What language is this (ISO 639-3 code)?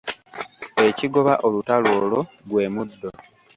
lug